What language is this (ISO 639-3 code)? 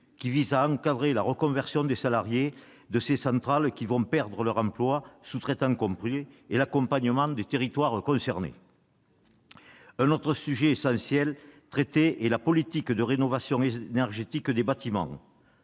fra